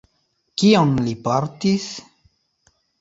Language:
Esperanto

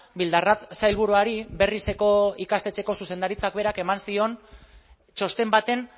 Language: Basque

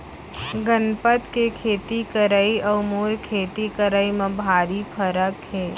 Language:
Chhattisgarhi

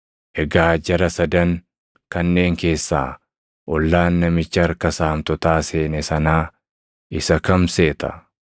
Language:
Oromo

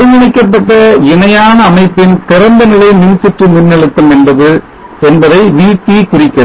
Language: Tamil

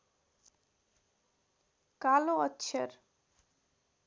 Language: Nepali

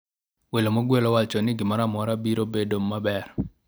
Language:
Luo (Kenya and Tanzania)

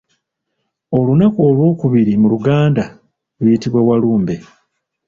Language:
Ganda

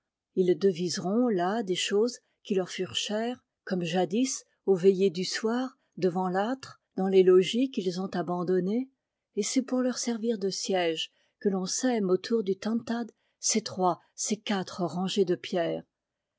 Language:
French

